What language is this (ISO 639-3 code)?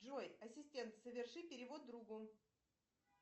rus